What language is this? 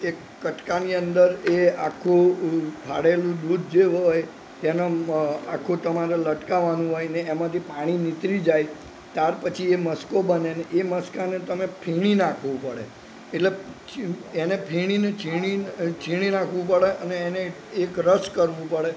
Gujarati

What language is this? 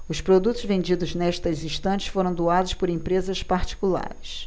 Portuguese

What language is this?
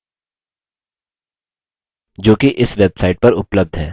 Hindi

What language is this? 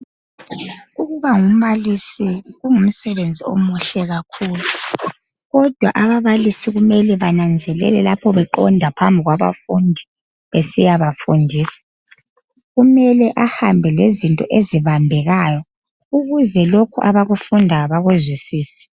North Ndebele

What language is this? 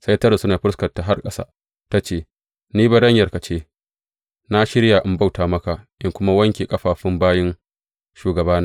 Hausa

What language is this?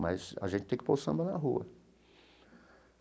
Portuguese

